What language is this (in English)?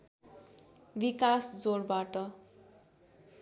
Nepali